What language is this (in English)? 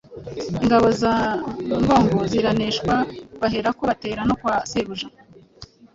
Kinyarwanda